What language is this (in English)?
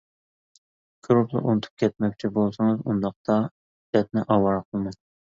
Uyghur